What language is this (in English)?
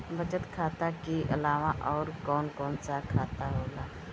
Bhojpuri